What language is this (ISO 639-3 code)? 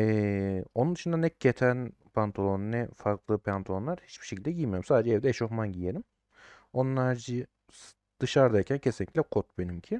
tur